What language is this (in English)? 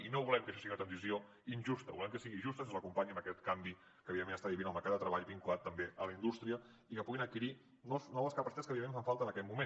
Catalan